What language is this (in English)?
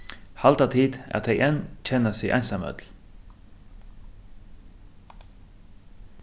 Faroese